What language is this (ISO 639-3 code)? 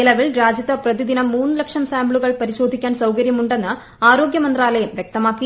mal